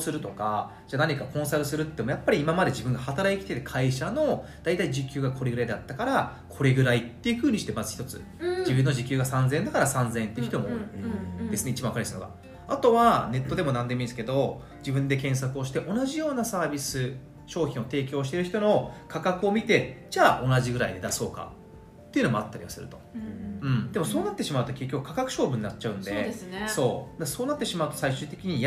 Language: Japanese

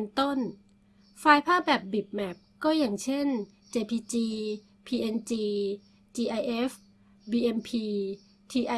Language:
Thai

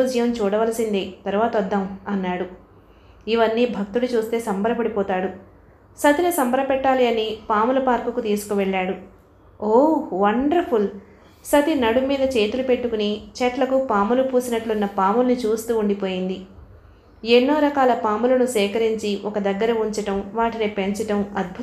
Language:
Telugu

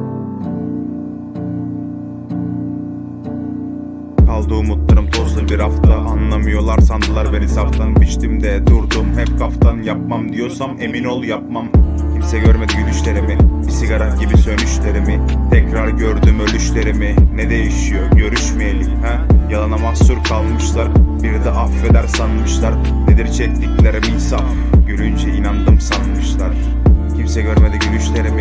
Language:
Turkish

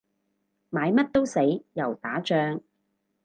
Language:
Cantonese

